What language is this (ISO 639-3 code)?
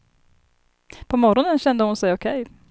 swe